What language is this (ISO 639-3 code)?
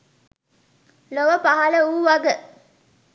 sin